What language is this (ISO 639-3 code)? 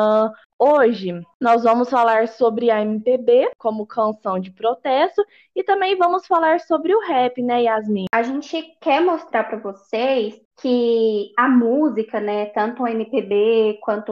por